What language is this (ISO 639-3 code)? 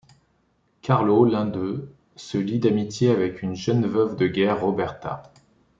fra